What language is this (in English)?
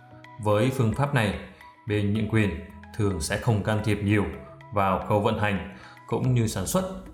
Vietnamese